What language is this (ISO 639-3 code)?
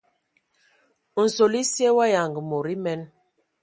ewo